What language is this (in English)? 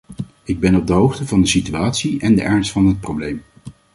Dutch